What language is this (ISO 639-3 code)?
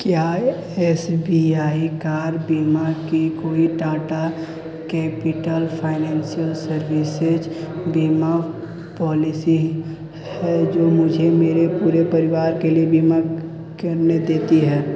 hin